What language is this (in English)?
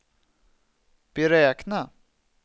Swedish